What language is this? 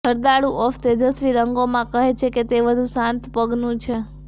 Gujarati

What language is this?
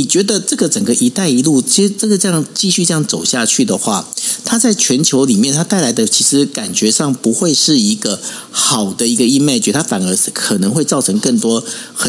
Chinese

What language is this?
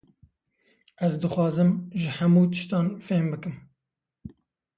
Kurdish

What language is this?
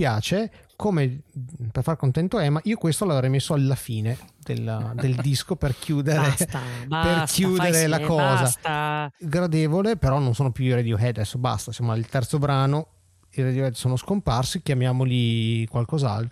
Italian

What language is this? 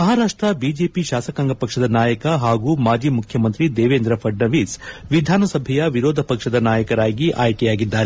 Kannada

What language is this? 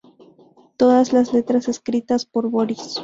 Spanish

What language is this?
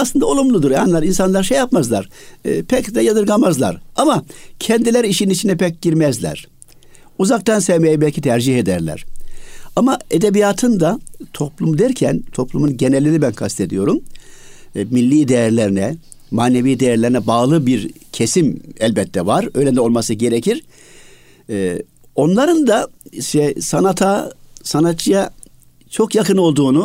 Turkish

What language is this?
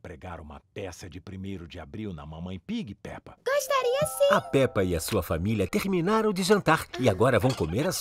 Portuguese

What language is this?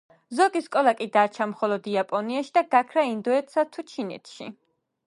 Georgian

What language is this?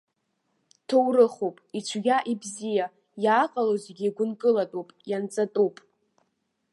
Abkhazian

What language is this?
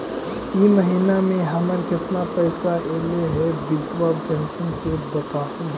Magahi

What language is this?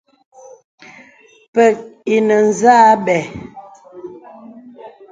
Bebele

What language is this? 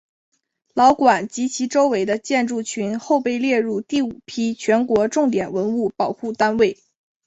Chinese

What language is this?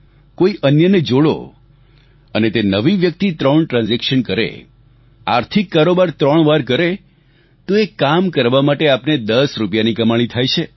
Gujarati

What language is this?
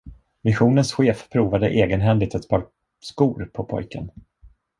Swedish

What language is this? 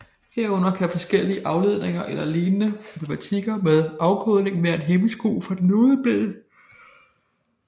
Danish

